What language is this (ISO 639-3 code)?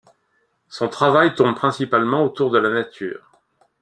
fra